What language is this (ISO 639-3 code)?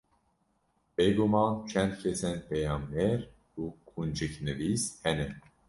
kur